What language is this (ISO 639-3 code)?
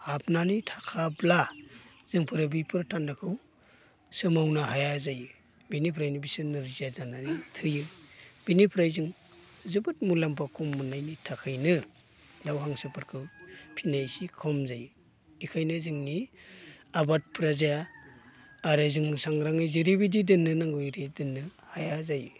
brx